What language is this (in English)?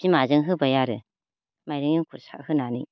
Bodo